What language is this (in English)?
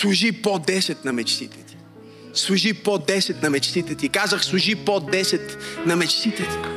Bulgarian